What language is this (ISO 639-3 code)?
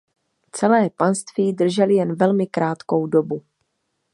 ces